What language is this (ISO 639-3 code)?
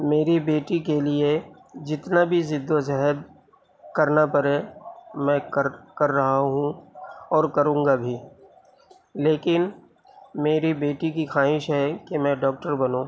urd